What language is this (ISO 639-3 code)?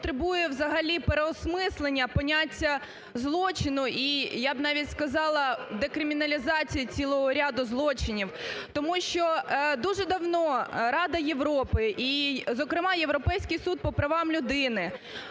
ukr